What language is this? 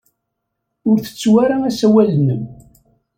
Kabyle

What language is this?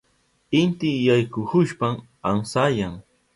Southern Pastaza Quechua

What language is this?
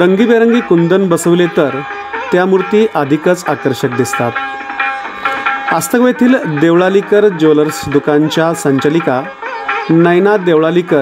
Hindi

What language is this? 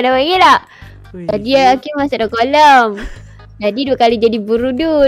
Malay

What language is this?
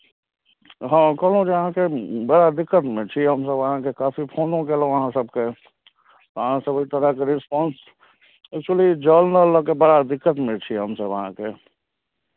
Maithili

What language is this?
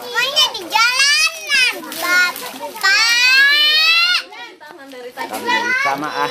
Indonesian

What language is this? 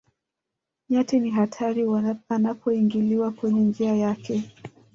Swahili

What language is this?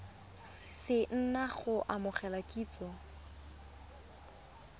Tswana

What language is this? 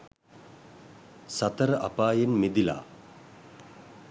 Sinhala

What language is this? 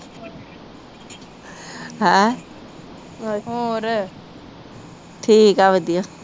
Punjabi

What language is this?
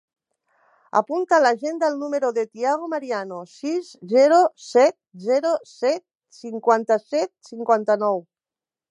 Catalan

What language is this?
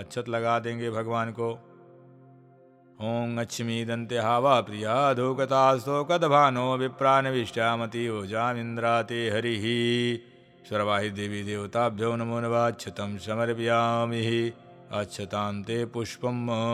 Hindi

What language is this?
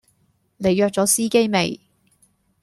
Cantonese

